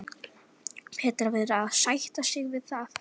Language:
Icelandic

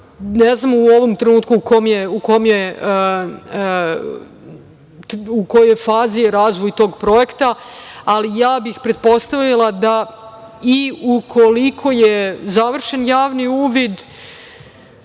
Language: Serbian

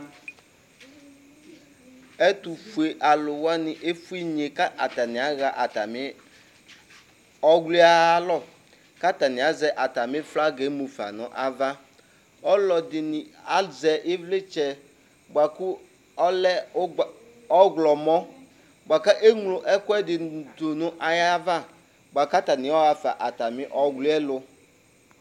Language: Ikposo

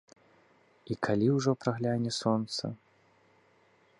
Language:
Belarusian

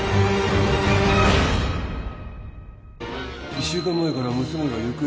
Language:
Japanese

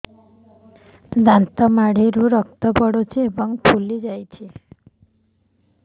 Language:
Odia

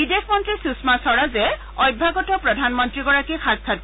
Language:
Assamese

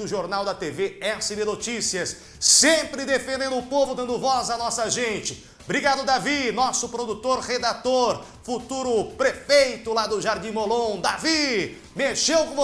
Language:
Portuguese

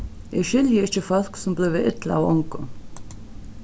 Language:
Faroese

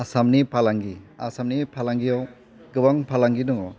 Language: Bodo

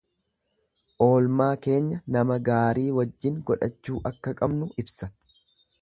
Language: Oromo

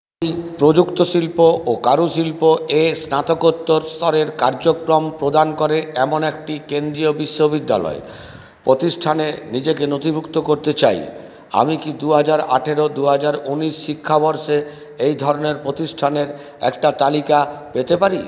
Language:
Bangla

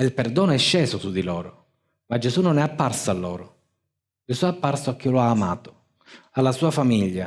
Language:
Italian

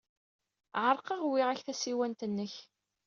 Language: Kabyle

